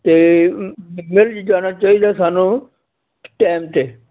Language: Punjabi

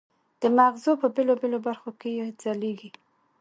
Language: Pashto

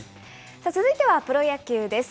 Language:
Japanese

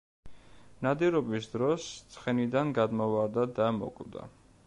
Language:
Georgian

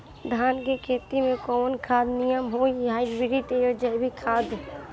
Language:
Bhojpuri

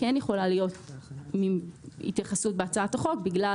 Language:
Hebrew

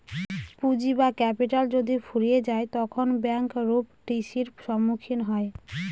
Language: Bangla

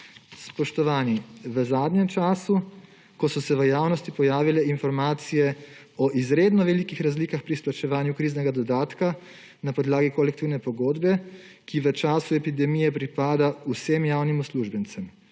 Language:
Slovenian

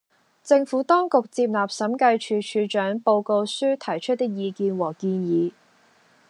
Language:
Cantonese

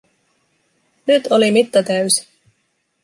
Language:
Finnish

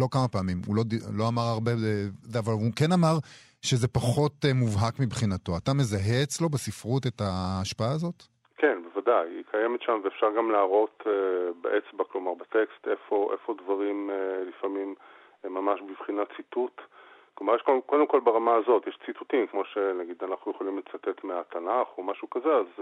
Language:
Hebrew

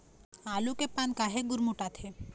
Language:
Chhattisgarhi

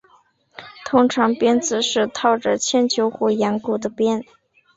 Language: Chinese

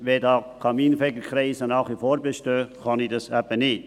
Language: Swiss German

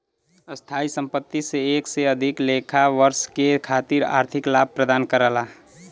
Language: Bhojpuri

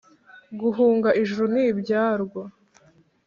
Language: Kinyarwanda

